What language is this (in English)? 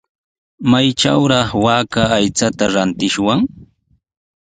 Sihuas Ancash Quechua